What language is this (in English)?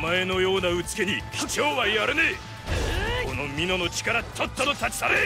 Japanese